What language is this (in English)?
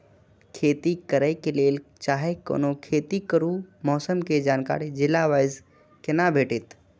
Maithili